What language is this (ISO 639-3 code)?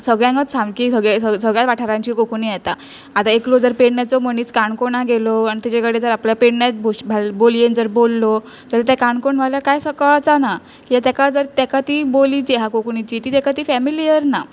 kok